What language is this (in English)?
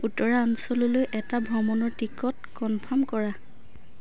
Assamese